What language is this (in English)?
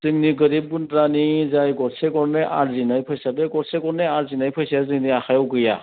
Bodo